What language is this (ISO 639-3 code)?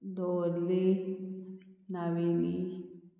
kok